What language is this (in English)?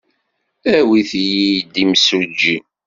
Kabyle